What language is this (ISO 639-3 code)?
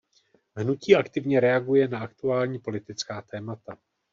ces